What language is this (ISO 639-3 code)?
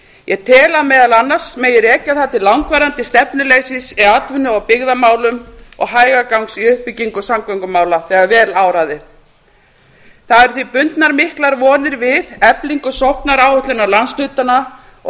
isl